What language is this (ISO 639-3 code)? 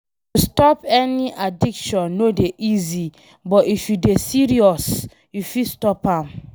pcm